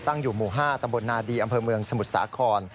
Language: Thai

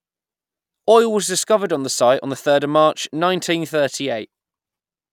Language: English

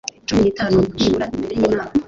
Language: Kinyarwanda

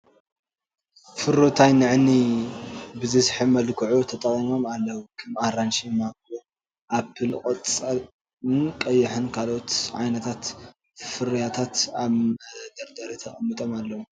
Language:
Tigrinya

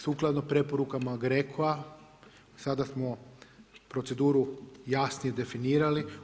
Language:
Croatian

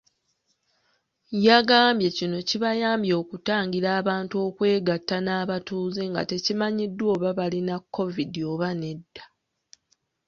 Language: Ganda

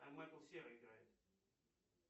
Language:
Russian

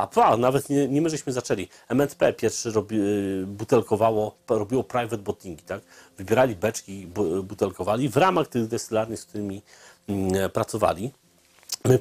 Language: Polish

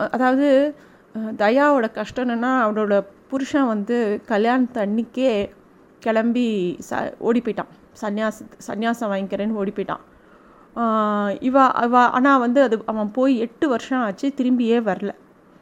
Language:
Tamil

